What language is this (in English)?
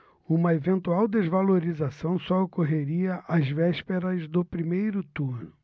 Portuguese